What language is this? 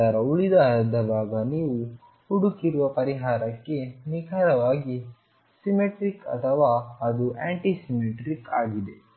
Kannada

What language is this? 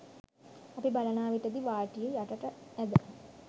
Sinhala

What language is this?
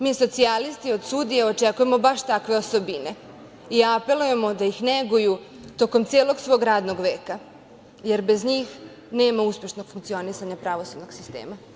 Serbian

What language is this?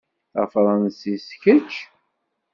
Kabyle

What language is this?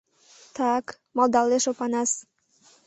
Mari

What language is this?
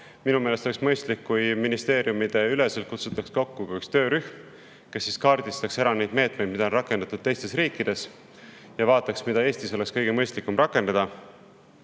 Estonian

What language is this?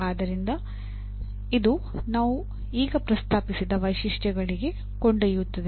Kannada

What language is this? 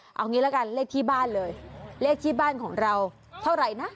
Thai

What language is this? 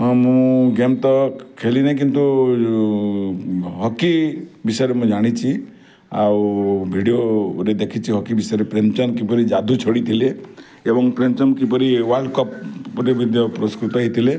Odia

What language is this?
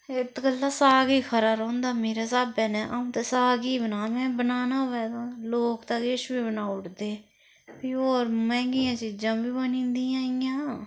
Dogri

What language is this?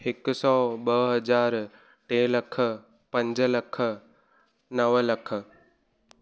Sindhi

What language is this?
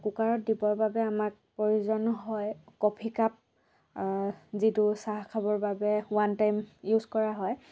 Assamese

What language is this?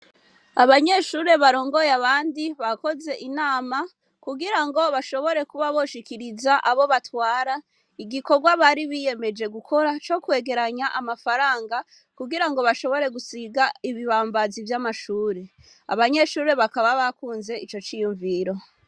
Rundi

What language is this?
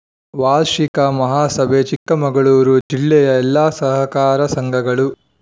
Kannada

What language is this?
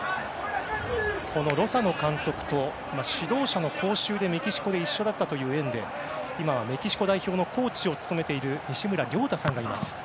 Japanese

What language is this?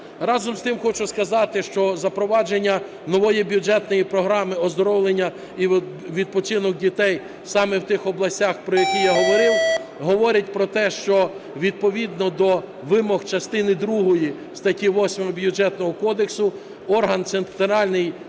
Ukrainian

